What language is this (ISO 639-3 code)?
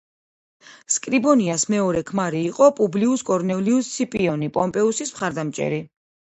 kat